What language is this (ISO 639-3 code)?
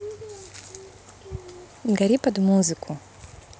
rus